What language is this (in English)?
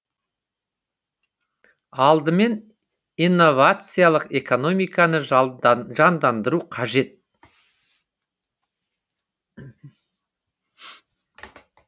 Kazakh